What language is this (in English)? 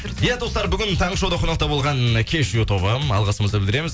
Kazakh